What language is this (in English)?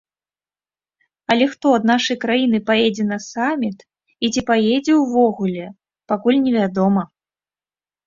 Belarusian